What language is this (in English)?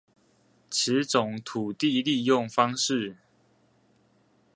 Chinese